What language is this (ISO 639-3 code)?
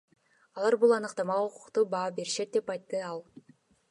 kir